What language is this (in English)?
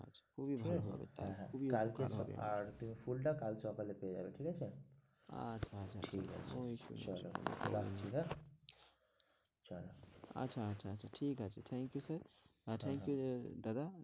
Bangla